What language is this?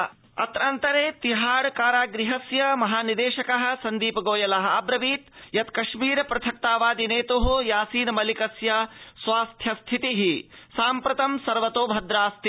Sanskrit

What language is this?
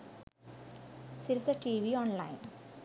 Sinhala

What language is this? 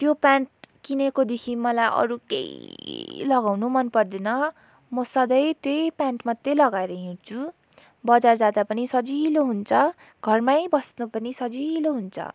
Nepali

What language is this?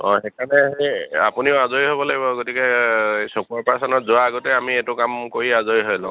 Assamese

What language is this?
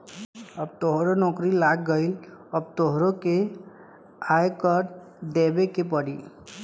Bhojpuri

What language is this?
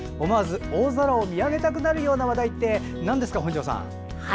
Japanese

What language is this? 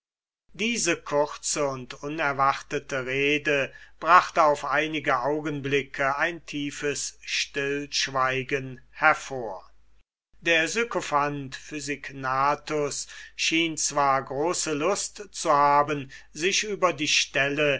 German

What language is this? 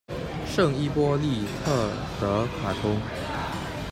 Chinese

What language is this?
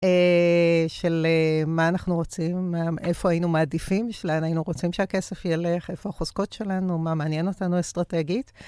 Hebrew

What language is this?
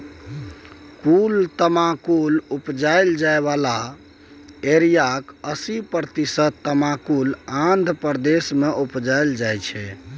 Maithili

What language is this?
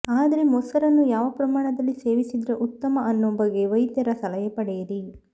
Kannada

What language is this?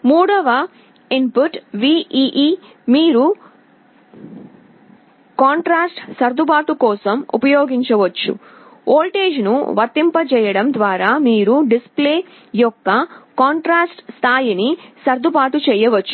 Telugu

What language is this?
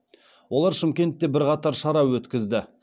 Kazakh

